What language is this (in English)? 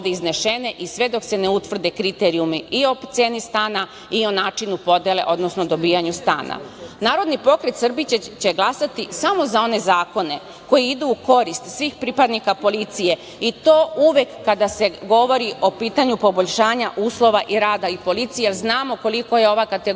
Serbian